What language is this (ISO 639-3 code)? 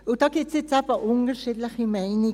gsw